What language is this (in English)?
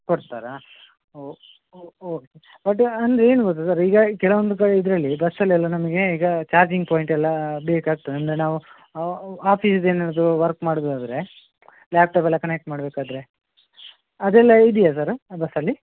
Kannada